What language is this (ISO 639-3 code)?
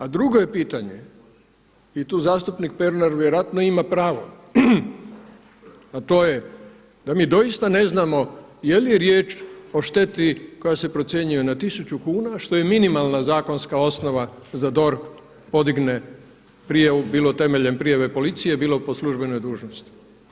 hrv